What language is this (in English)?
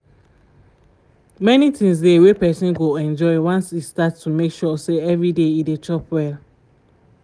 Nigerian Pidgin